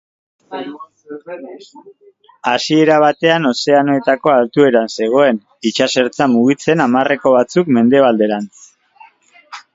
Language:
Basque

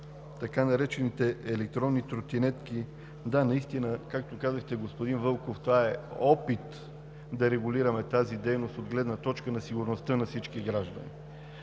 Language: Bulgarian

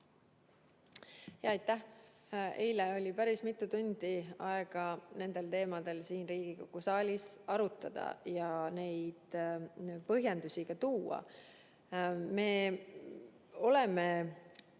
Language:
Estonian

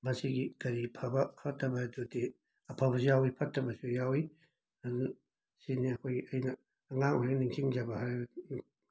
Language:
Manipuri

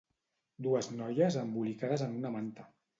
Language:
Catalan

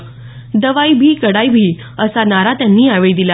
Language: Marathi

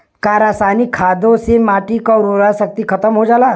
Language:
Bhojpuri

